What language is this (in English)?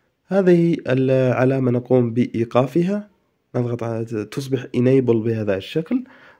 Arabic